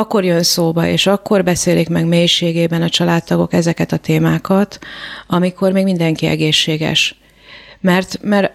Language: Hungarian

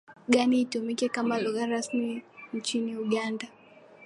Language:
Swahili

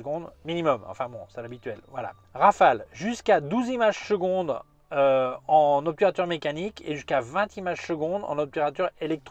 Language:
French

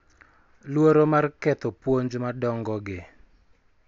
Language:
Luo (Kenya and Tanzania)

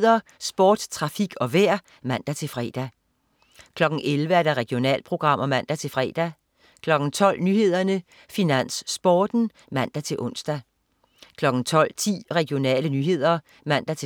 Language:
Danish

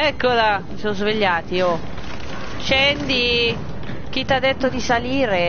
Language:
Italian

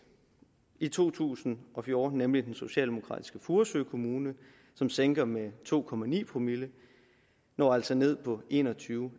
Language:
Danish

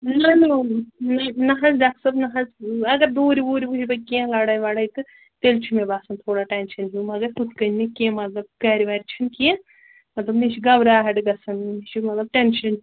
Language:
Kashmiri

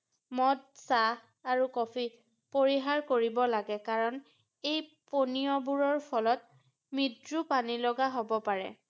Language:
Assamese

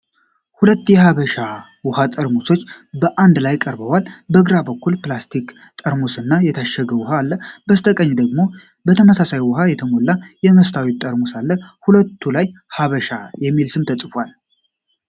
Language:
Amharic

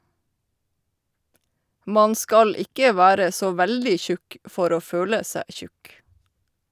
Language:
Norwegian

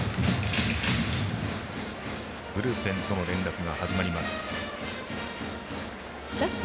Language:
Japanese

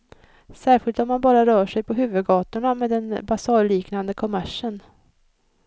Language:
Swedish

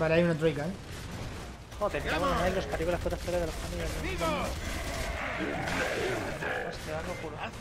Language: Spanish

